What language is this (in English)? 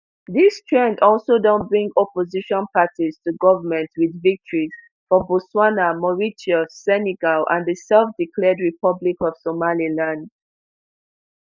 Nigerian Pidgin